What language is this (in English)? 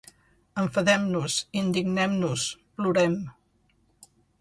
Catalan